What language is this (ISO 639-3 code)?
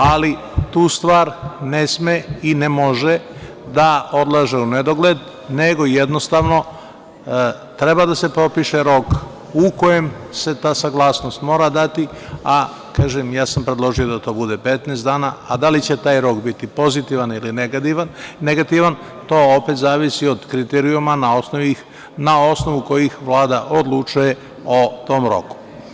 srp